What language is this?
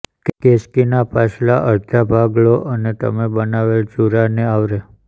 Gujarati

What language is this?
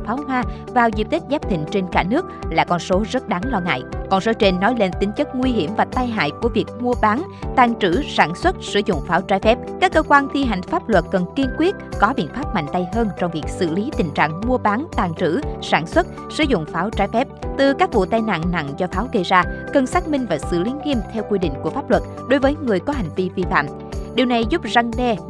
Vietnamese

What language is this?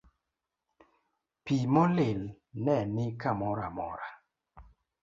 Luo (Kenya and Tanzania)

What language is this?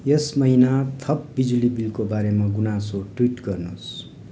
Nepali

